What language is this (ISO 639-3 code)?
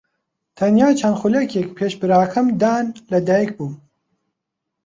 ckb